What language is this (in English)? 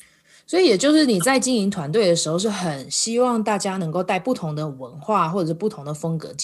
Chinese